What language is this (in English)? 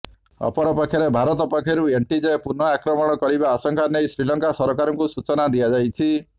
Odia